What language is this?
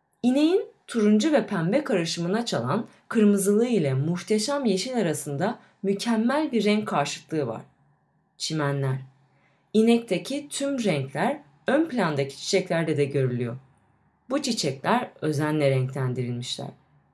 Turkish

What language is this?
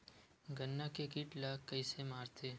Chhattisgarhi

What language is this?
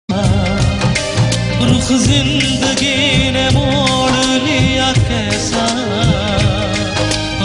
Hindi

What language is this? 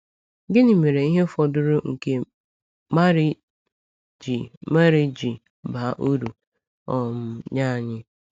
Igbo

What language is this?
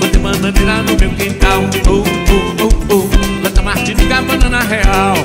Portuguese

